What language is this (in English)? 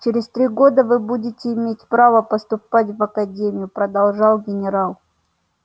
Russian